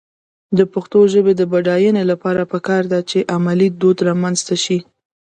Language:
Pashto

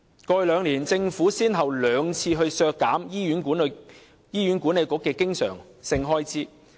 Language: Cantonese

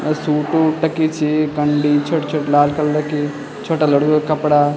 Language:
Garhwali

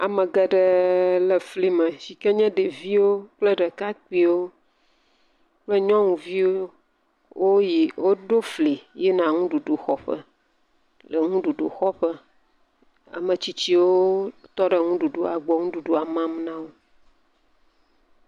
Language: Ewe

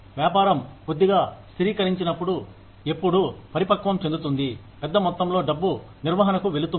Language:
Telugu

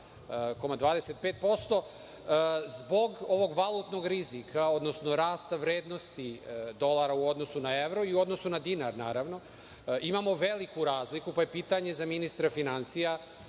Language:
Serbian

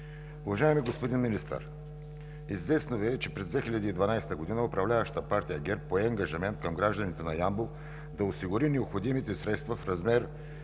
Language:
Bulgarian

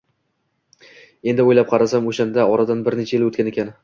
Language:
Uzbek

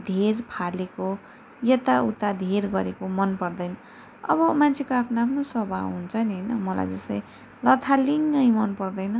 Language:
Nepali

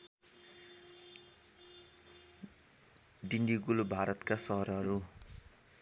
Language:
Nepali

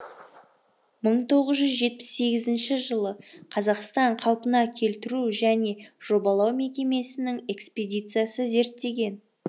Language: Kazakh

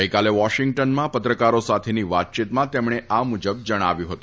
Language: Gujarati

